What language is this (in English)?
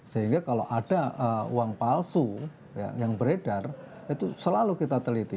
Indonesian